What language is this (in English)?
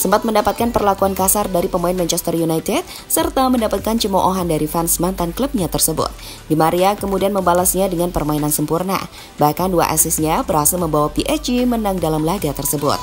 Indonesian